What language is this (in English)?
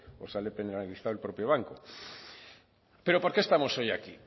Spanish